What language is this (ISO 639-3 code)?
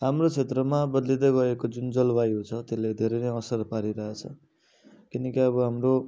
nep